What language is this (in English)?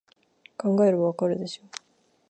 Japanese